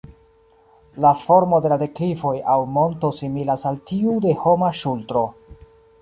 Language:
Esperanto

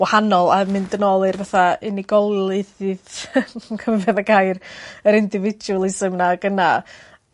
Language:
Welsh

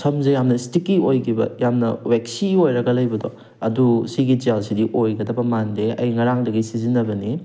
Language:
Manipuri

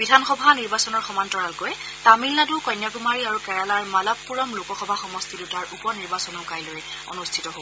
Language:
Assamese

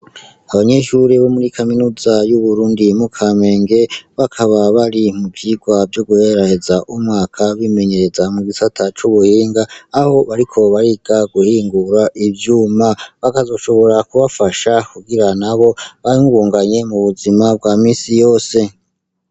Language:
Rundi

